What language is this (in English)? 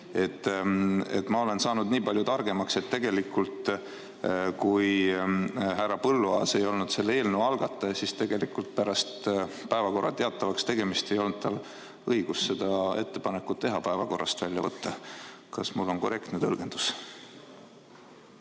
Estonian